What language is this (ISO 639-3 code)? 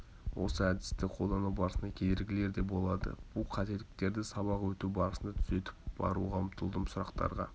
kaz